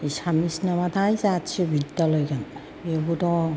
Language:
Bodo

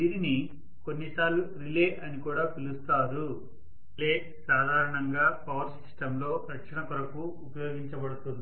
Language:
Telugu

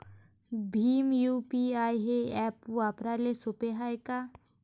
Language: Marathi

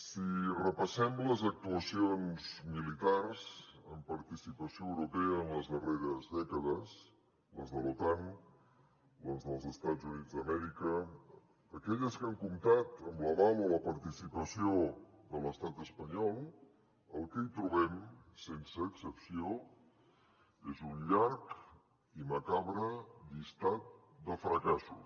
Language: Catalan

